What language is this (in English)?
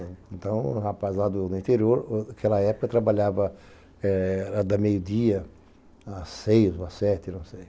Portuguese